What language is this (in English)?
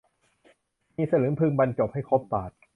Thai